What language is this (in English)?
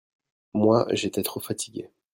French